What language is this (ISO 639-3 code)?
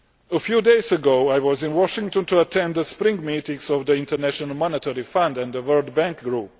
eng